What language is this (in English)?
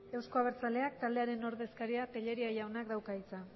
Basque